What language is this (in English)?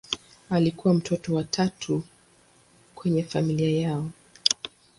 Swahili